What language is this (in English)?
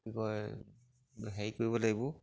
Assamese